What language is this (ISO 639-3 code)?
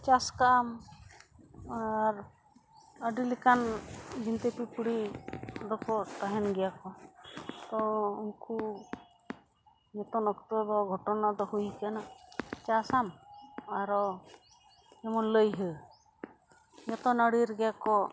sat